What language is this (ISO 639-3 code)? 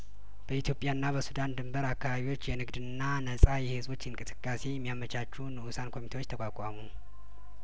amh